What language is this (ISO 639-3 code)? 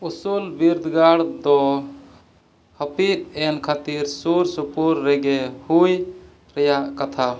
sat